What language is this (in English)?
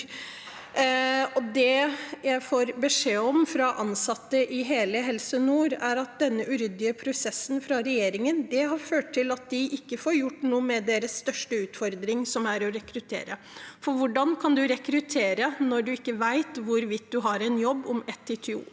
Norwegian